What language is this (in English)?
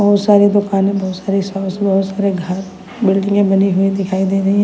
Hindi